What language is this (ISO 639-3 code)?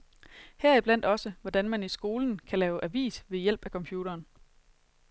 dan